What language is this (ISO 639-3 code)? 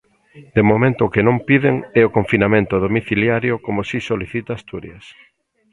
glg